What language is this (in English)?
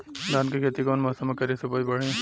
Bhojpuri